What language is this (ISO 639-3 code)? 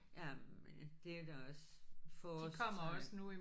dan